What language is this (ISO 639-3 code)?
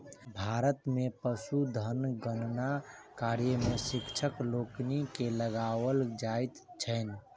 mai